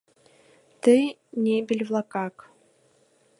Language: Mari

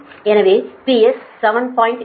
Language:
Tamil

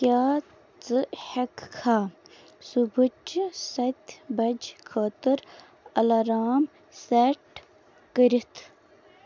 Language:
Kashmiri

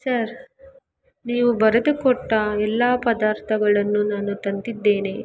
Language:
Kannada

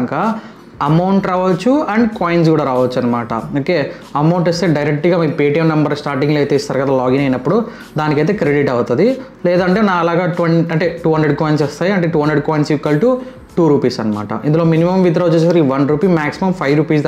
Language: Hindi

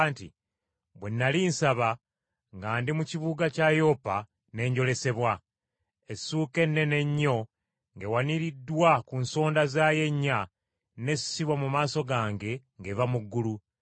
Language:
Ganda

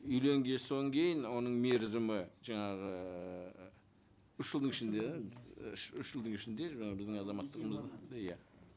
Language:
Kazakh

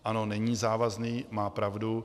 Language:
Czech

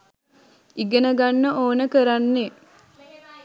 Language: Sinhala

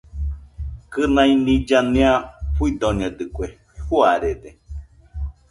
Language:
Nüpode Huitoto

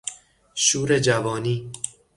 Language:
Persian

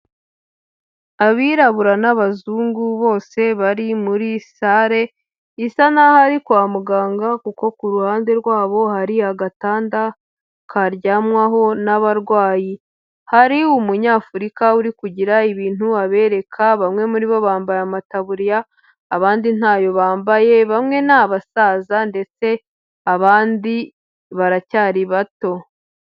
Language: Kinyarwanda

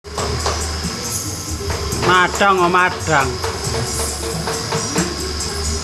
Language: Indonesian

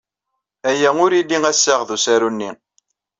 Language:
Kabyle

